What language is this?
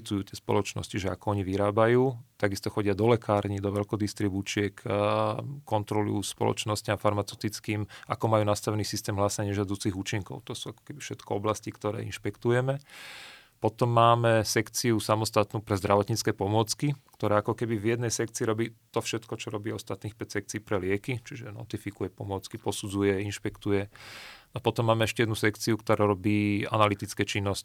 Slovak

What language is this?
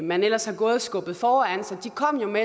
Danish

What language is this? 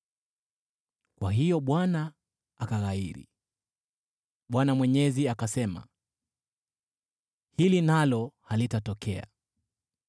Swahili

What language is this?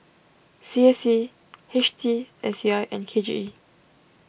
English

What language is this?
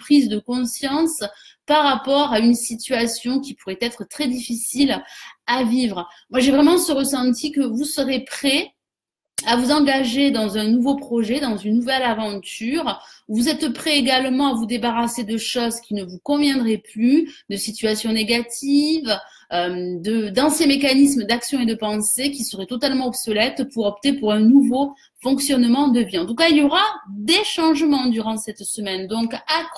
French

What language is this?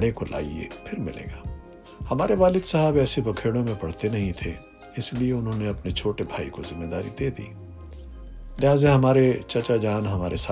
Urdu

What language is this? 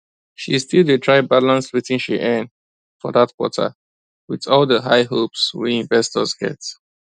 Nigerian Pidgin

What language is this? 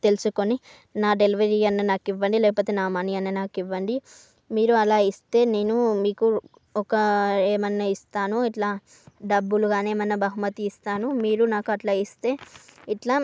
Telugu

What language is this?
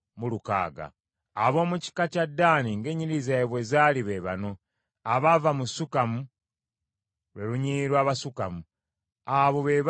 Ganda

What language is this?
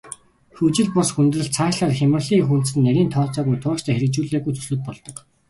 Mongolian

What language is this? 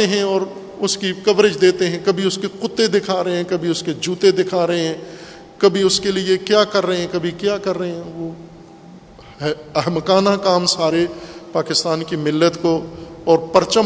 Urdu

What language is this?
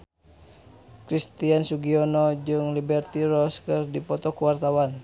Sundanese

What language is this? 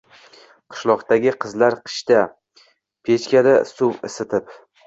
Uzbek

